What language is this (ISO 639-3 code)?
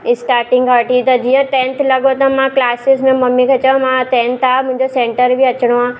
snd